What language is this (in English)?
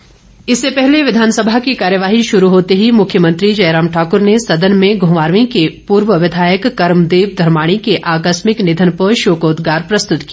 Hindi